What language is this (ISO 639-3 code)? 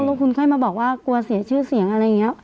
tha